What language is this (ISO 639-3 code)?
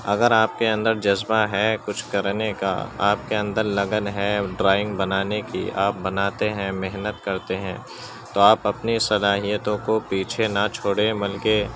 urd